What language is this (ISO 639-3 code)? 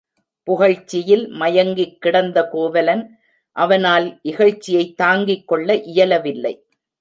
tam